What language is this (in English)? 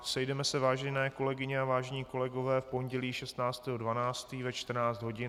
Czech